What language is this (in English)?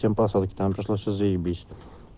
Russian